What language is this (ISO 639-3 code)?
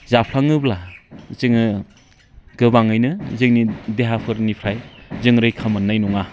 brx